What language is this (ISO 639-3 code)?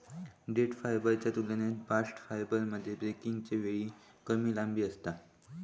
mar